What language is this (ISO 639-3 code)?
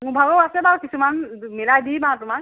asm